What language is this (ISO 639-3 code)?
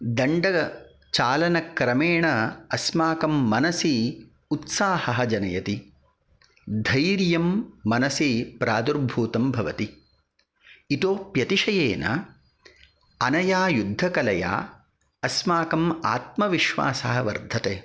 san